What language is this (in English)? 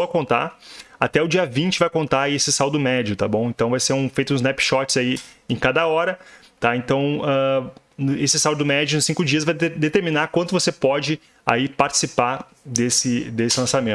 Portuguese